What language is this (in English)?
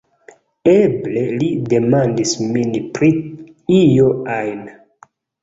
Esperanto